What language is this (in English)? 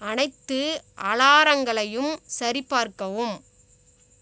Tamil